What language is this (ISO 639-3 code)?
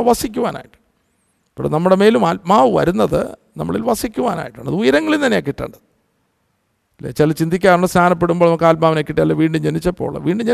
mal